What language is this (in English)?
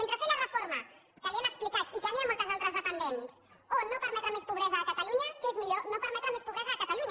Catalan